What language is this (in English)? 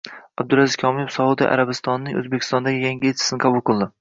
Uzbek